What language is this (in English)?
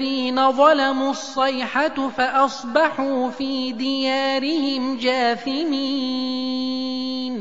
Arabic